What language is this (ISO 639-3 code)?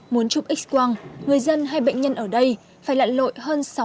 vie